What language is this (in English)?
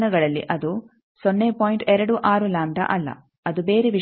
Kannada